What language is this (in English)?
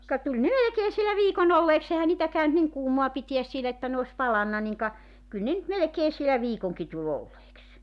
Finnish